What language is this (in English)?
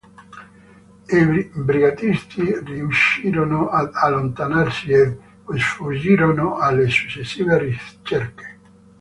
Italian